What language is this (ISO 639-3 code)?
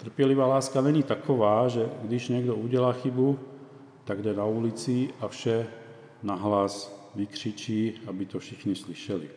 ces